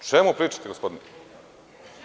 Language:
Serbian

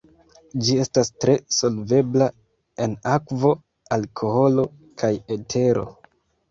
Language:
Esperanto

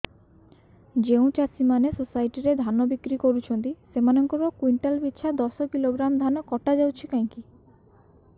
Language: Odia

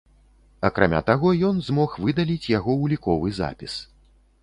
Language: Belarusian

